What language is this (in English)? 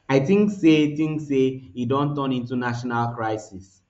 Nigerian Pidgin